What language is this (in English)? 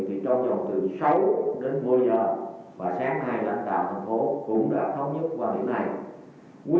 Vietnamese